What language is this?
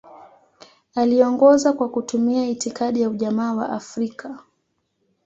Swahili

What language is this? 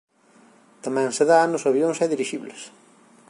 Galician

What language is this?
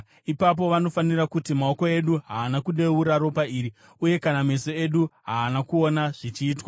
Shona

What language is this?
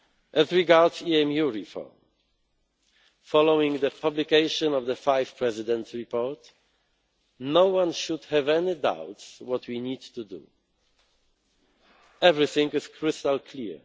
English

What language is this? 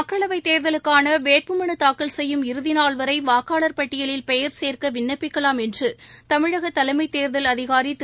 Tamil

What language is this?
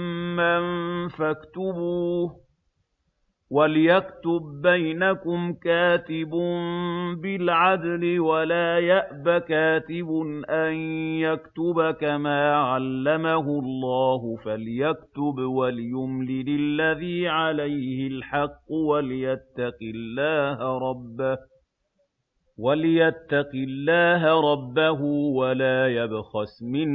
Arabic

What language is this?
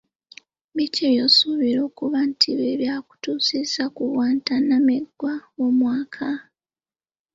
Ganda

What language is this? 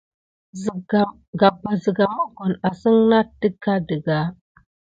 Gidar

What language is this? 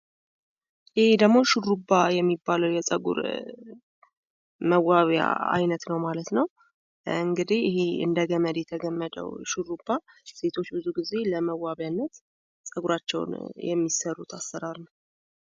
Amharic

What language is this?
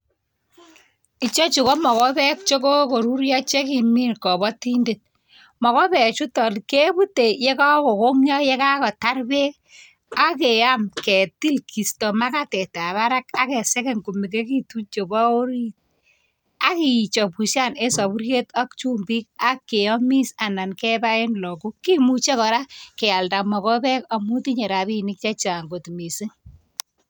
Kalenjin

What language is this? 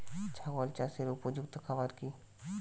Bangla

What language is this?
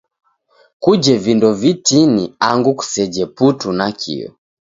Taita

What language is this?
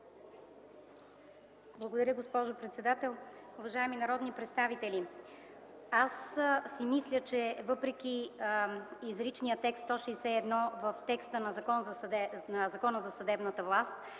Bulgarian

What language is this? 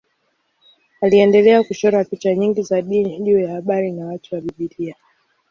Swahili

